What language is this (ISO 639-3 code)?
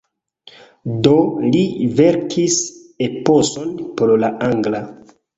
epo